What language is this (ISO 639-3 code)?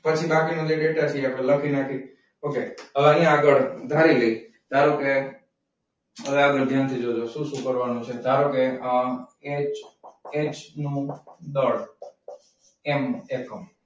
guj